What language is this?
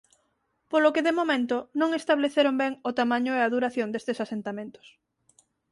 Galician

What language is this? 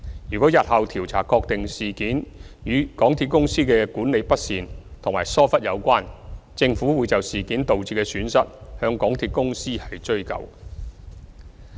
Cantonese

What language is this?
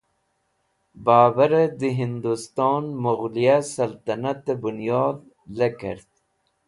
Wakhi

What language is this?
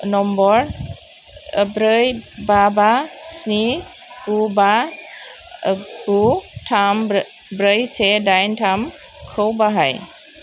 Bodo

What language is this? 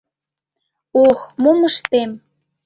Mari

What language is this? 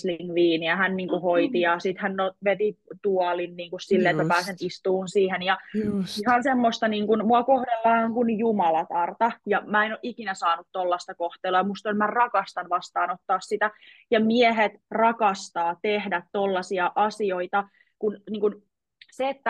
Finnish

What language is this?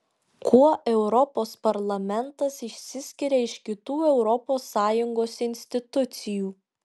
Lithuanian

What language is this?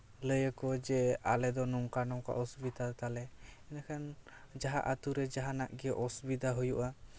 Santali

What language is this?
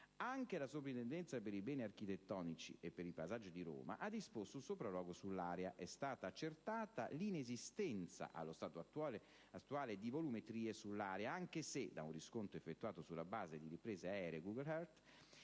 Italian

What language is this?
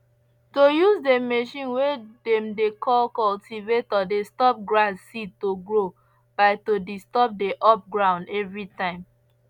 Nigerian Pidgin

